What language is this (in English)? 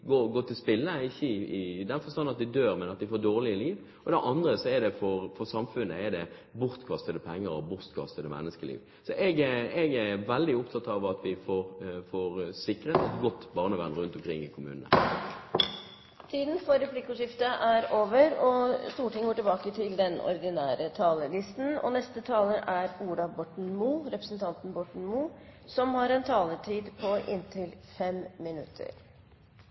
Norwegian